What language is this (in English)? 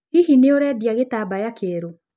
Kikuyu